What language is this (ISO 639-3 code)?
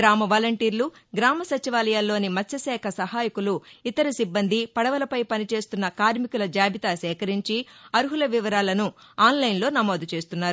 tel